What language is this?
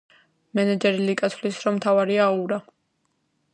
Georgian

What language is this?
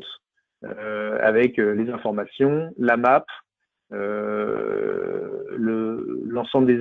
French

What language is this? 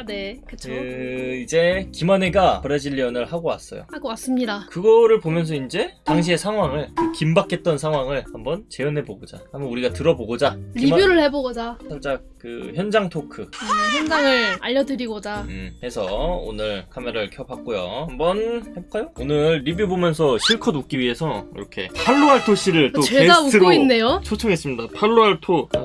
Korean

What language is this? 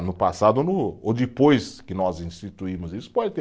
Portuguese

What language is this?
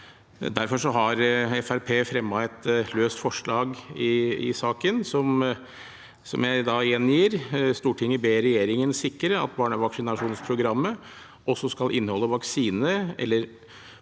Norwegian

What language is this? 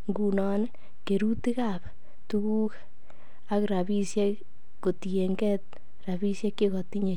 Kalenjin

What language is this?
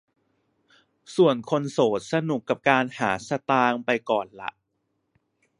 Thai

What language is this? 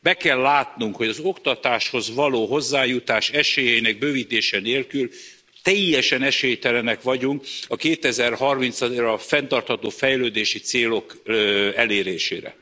Hungarian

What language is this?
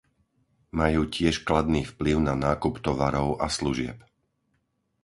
Slovak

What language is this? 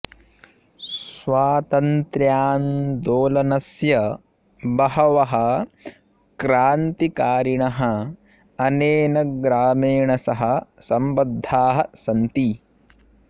Sanskrit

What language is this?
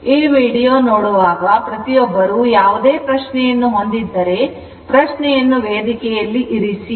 Kannada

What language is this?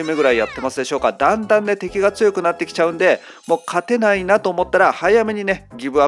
Japanese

